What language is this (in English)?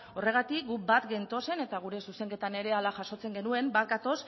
Basque